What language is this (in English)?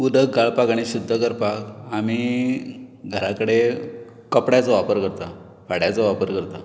Konkani